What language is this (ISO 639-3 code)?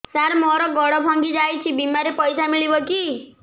ori